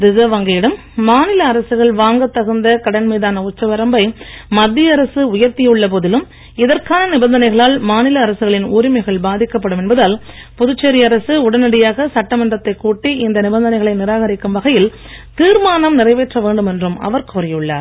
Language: Tamil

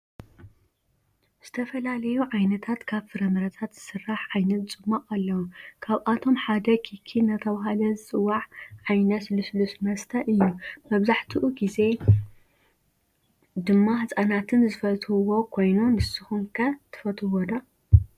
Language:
Tigrinya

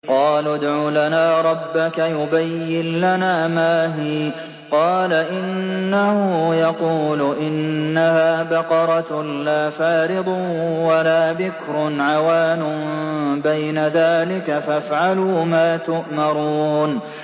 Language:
Arabic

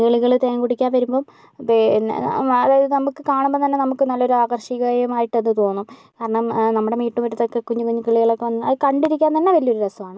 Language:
Malayalam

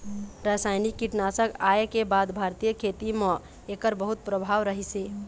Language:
Chhattisgarhi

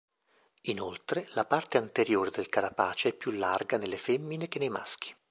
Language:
Italian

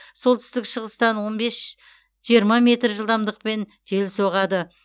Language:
Kazakh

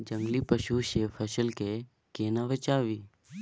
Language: Maithili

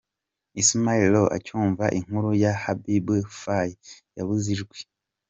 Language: Kinyarwanda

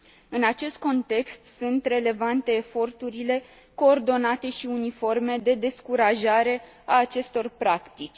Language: Romanian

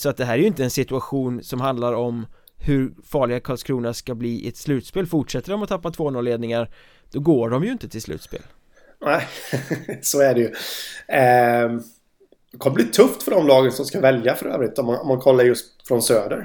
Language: Swedish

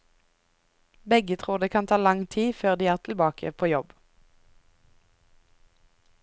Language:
Norwegian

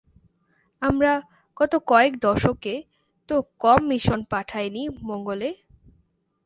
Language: Bangla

